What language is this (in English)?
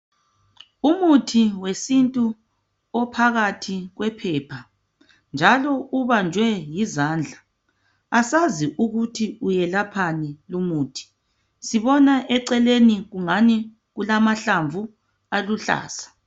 North Ndebele